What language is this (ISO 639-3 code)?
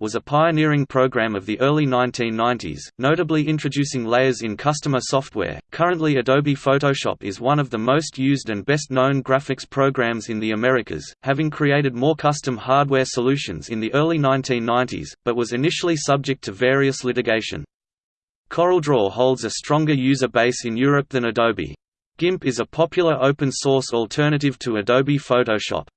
eng